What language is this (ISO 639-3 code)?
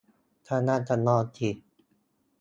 tha